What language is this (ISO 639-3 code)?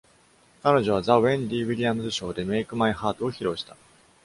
jpn